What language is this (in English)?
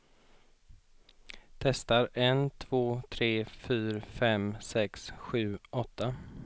Swedish